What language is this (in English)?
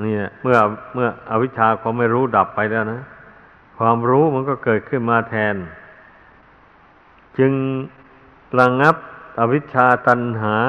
Thai